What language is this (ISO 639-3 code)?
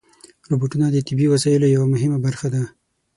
pus